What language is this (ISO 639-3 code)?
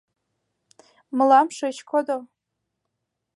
chm